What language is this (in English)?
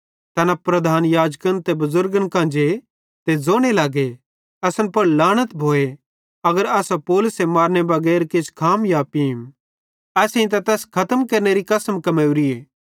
Bhadrawahi